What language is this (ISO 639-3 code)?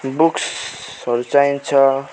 nep